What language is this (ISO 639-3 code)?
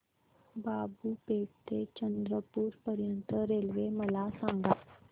mar